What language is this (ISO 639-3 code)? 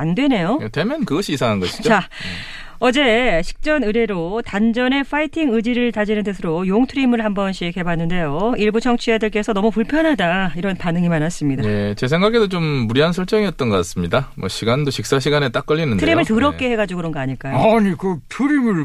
kor